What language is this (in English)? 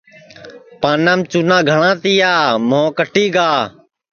Sansi